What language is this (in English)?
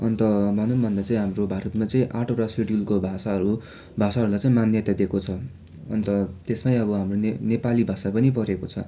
Nepali